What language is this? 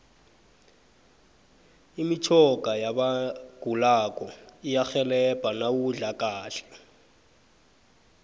South Ndebele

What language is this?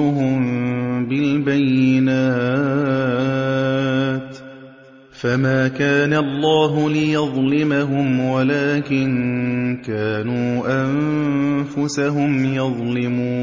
Arabic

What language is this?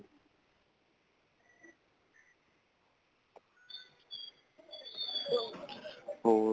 Punjabi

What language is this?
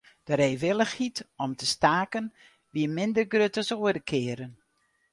Western Frisian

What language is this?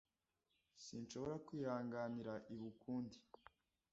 Kinyarwanda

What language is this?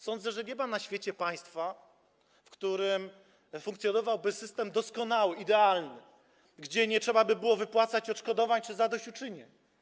Polish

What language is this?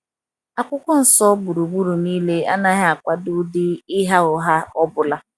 Igbo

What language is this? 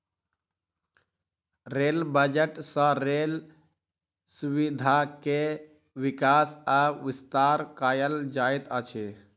Maithili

